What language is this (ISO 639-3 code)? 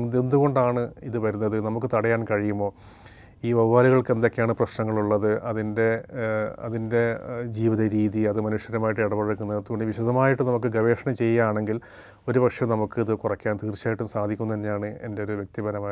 mal